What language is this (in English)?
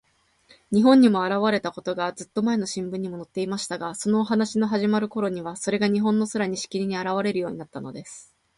Japanese